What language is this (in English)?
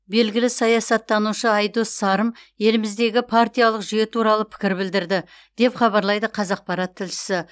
Kazakh